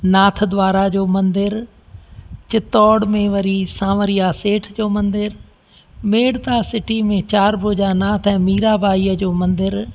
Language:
Sindhi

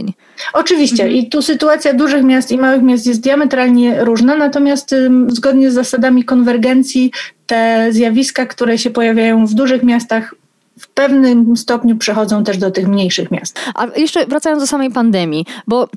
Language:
Polish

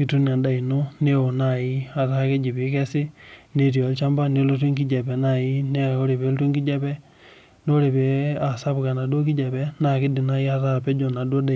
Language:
Masai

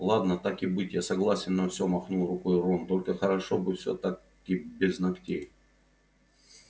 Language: Russian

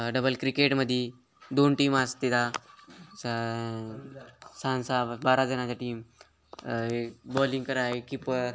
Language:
Marathi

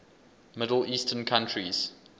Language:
English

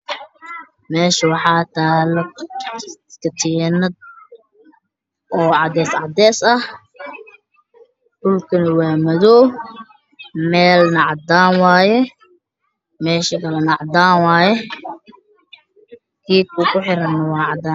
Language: Somali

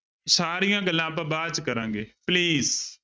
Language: Punjabi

